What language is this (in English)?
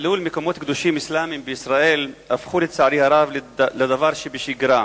Hebrew